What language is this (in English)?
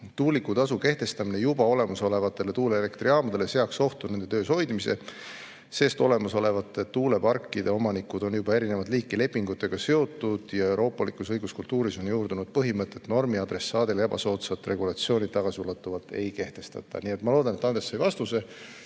Estonian